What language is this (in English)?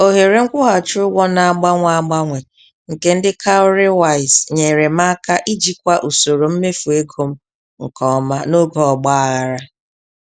Igbo